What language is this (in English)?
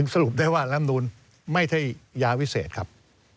Thai